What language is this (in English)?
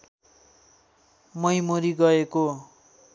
Nepali